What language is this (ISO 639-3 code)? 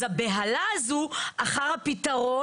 heb